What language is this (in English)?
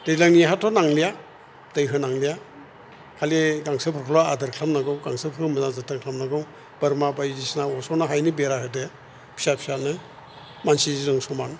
Bodo